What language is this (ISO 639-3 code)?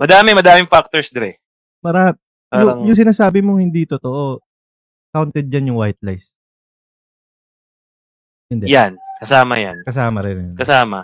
fil